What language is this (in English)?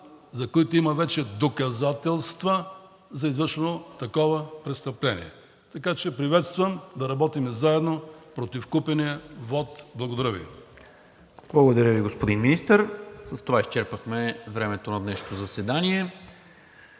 Bulgarian